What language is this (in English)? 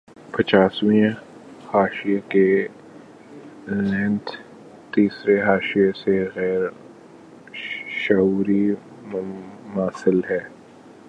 Urdu